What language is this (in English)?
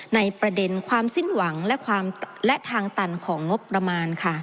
Thai